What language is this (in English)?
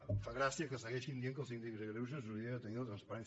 Catalan